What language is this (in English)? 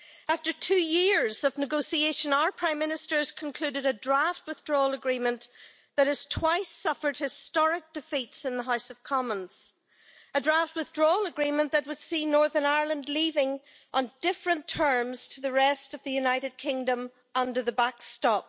English